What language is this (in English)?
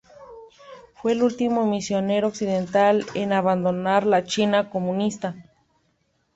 Spanish